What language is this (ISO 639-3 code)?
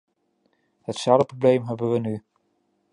nld